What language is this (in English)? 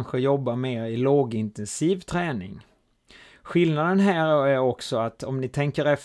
Swedish